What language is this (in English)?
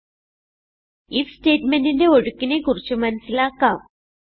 Malayalam